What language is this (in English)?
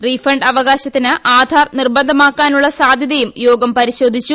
Malayalam